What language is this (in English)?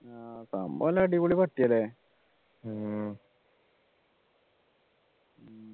Malayalam